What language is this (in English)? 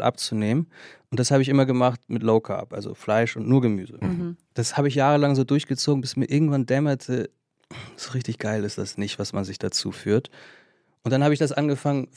German